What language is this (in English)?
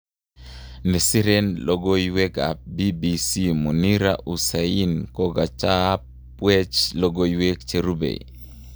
Kalenjin